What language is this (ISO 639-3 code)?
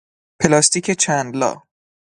fas